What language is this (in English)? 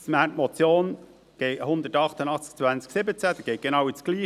Swiss German